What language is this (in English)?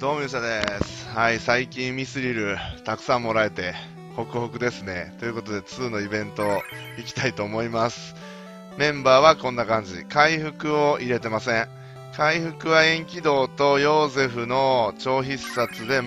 Japanese